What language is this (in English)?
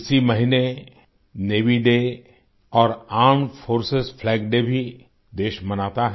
Hindi